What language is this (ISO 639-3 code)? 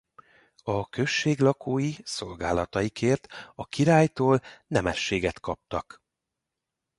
hun